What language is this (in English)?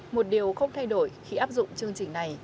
Vietnamese